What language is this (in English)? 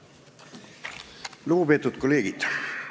Estonian